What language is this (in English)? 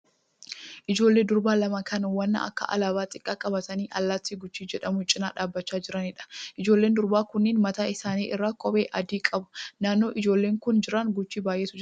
Oromo